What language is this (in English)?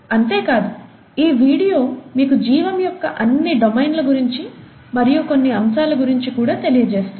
Telugu